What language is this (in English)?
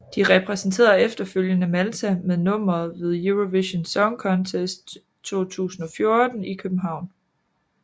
Danish